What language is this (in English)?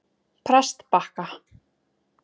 Icelandic